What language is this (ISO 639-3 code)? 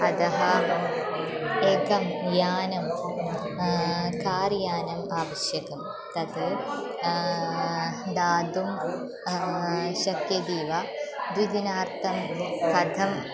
san